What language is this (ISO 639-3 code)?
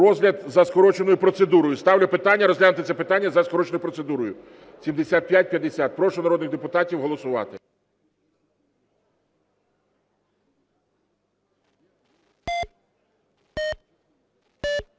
ukr